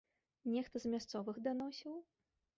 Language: Belarusian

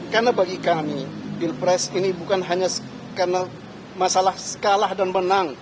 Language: Indonesian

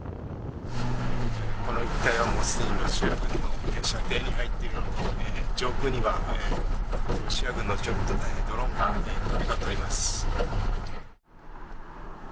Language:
Japanese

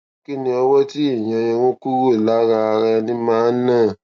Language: Yoruba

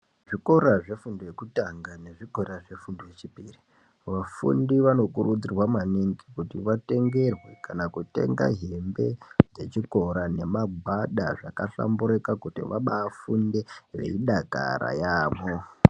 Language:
Ndau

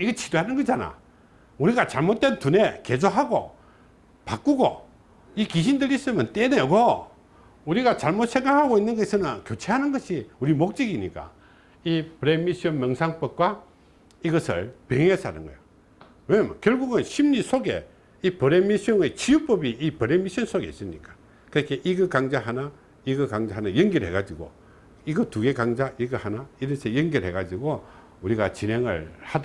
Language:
Korean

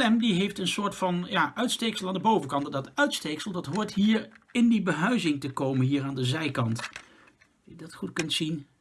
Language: Dutch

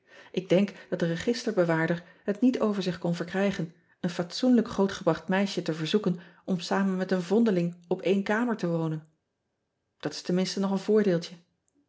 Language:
Dutch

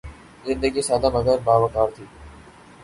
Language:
Urdu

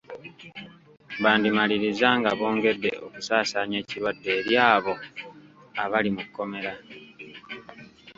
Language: Ganda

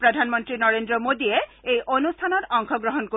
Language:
Assamese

